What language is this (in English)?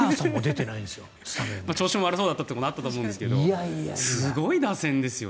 Japanese